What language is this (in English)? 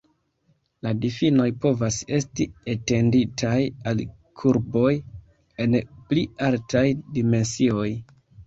Esperanto